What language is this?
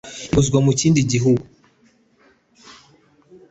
Kinyarwanda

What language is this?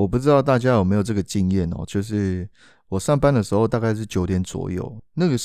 Chinese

